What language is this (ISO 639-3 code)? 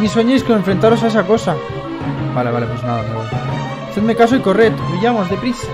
spa